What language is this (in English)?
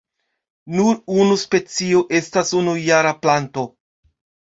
Esperanto